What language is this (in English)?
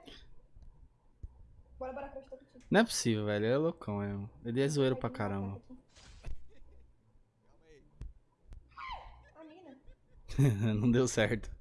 Portuguese